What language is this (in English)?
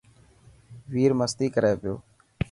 Dhatki